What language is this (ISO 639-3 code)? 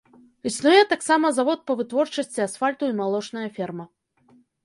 bel